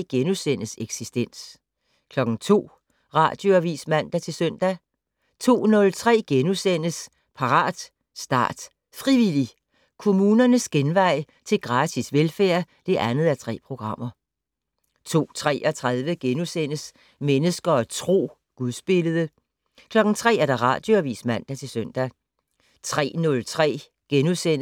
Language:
Danish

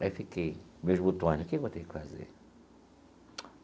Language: Portuguese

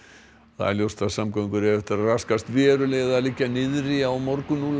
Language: Icelandic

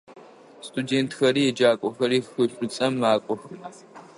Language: Adyghe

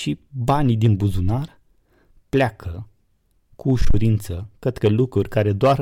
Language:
Romanian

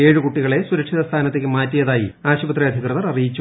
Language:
Malayalam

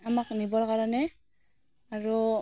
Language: Assamese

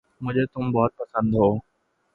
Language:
Urdu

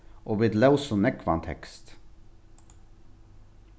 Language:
Faroese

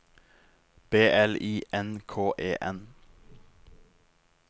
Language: Norwegian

